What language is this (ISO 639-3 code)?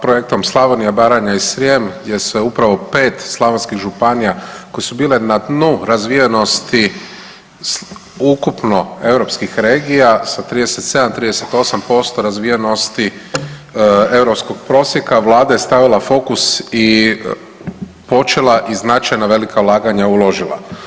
hrv